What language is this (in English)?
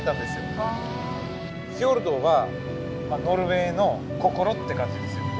Japanese